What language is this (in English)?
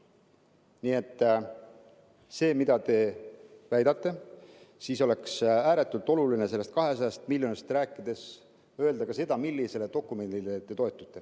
Estonian